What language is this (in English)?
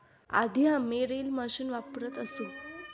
Marathi